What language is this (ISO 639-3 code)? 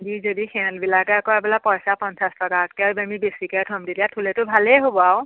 asm